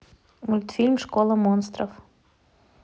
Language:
Russian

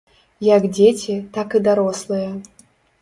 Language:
Belarusian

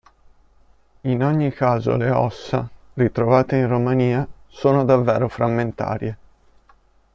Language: Italian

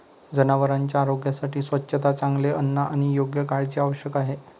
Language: Marathi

